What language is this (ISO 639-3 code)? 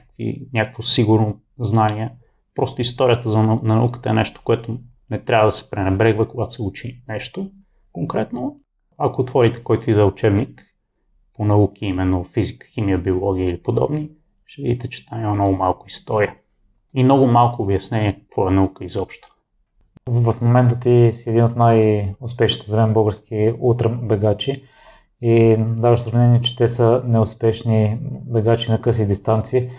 bul